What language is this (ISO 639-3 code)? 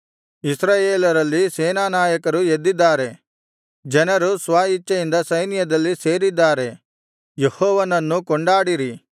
kan